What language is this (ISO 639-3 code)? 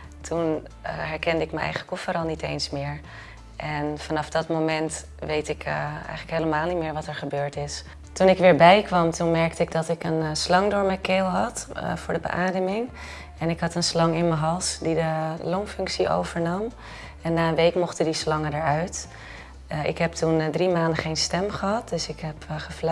nld